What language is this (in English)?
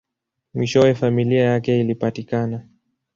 Swahili